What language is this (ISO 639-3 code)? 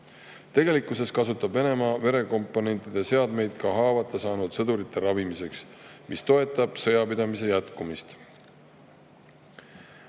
est